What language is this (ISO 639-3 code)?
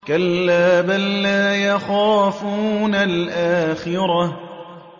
ara